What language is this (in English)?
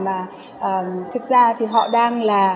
Vietnamese